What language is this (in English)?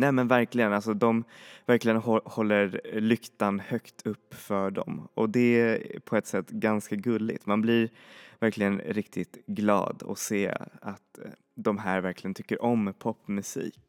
Swedish